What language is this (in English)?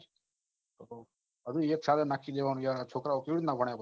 Gujarati